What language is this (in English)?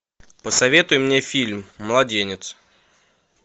Russian